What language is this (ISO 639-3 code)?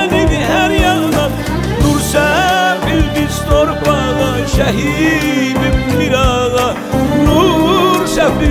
tur